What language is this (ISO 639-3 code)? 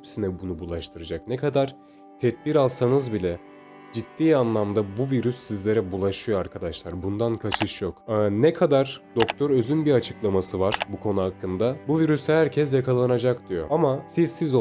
tur